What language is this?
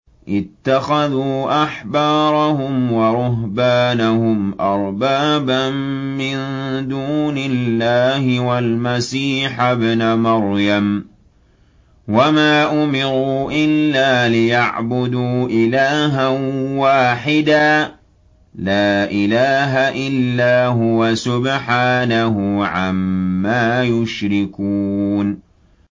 Arabic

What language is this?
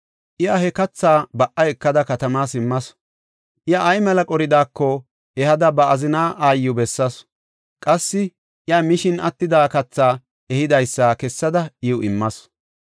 Gofa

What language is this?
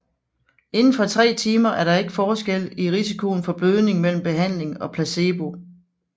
Danish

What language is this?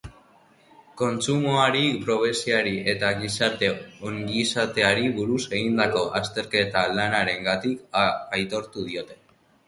Basque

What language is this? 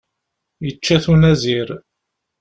Kabyle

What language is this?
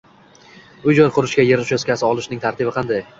Uzbek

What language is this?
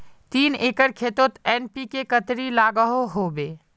Magahi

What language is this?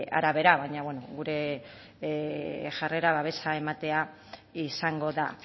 Basque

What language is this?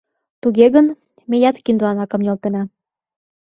Mari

